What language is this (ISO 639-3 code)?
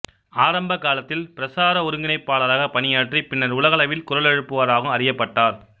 tam